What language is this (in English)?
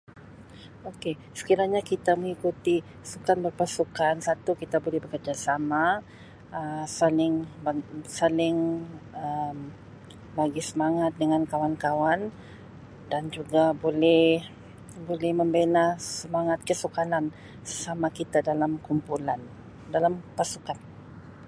Sabah Malay